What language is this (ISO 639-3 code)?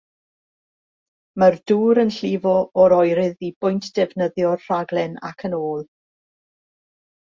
cym